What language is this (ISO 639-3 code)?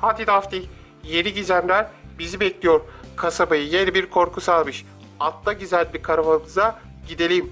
tur